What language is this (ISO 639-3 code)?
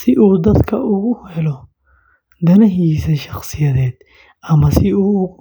som